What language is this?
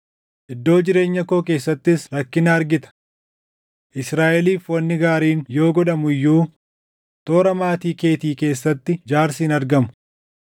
Oromo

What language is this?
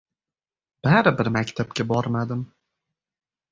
Uzbek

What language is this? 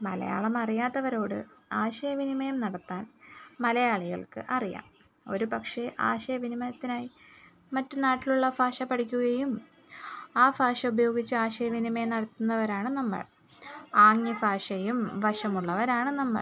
Malayalam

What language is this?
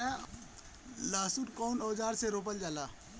Bhojpuri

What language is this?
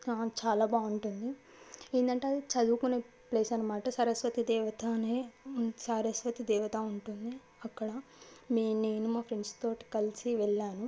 Telugu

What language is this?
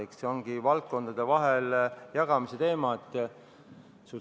Estonian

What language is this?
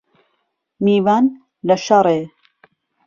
Central Kurdish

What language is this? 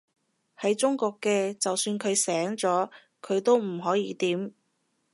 Cantonese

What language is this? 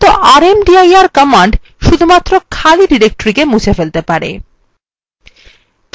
Bangla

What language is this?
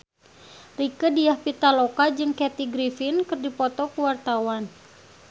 Sundanese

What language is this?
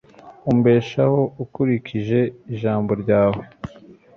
Kinyarwanda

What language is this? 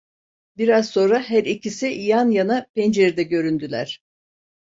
Turkish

